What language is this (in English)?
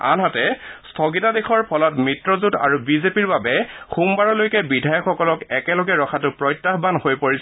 Assamese